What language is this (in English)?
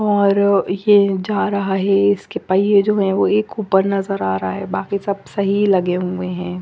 Hindi